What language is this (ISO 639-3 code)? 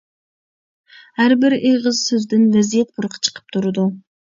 uig